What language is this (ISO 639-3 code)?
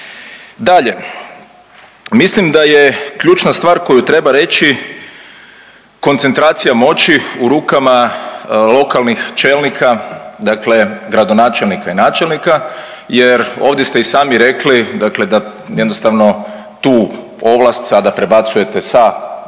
hrv